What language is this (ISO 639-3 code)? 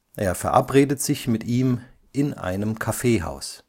deu